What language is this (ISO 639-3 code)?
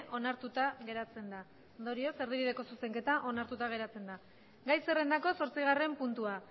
eus